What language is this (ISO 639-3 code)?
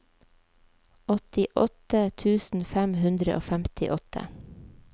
nor